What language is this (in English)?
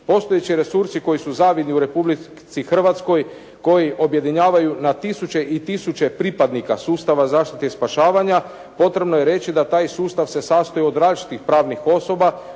Croatian